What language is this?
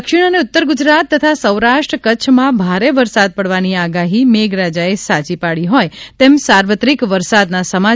Gujarati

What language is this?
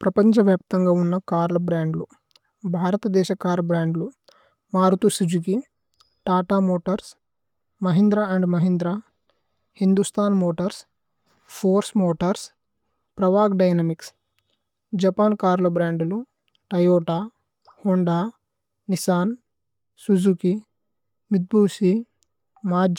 Tulu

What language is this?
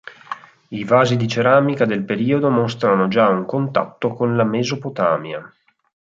Italian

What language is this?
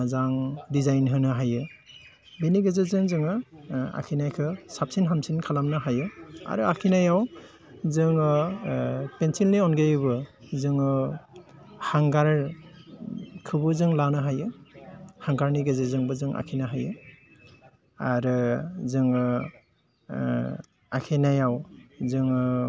Bodo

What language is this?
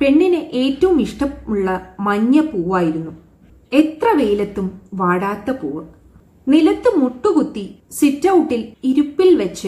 Malayalam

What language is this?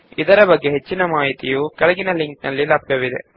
Kannada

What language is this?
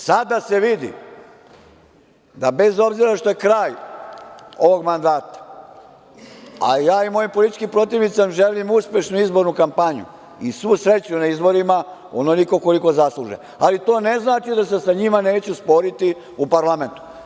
Serbian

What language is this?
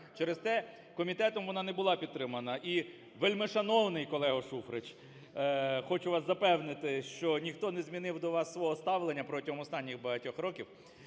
Ukrainian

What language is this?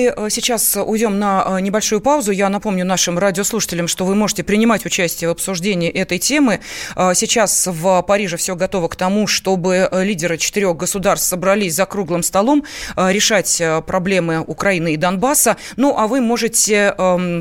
Russian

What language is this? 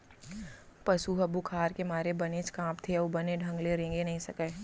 Chhattisgarhi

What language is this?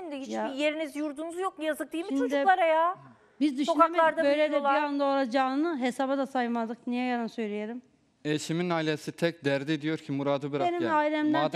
Turkish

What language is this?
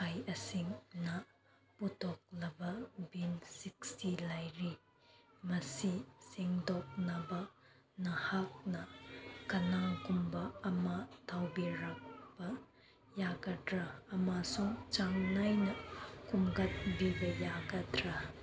Manipuri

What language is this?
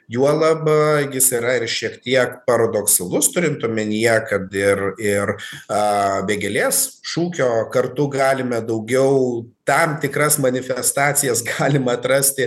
Lithuanian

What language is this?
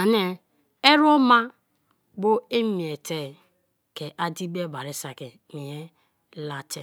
Kalabari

